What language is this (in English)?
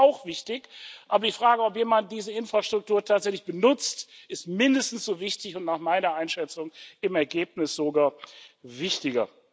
German